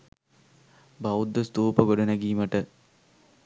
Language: Sinhala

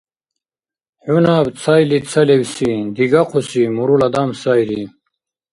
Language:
Dargwa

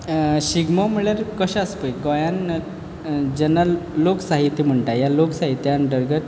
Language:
Konkani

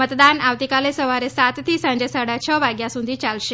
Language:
Gujarati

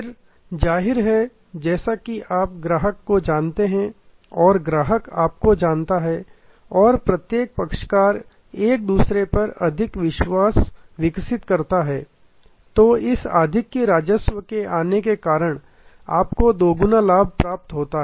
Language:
Hindi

